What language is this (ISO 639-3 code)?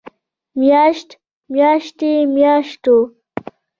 pus